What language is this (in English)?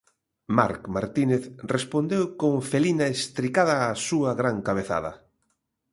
Galician